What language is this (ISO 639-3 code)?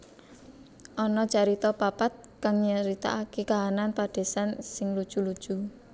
jav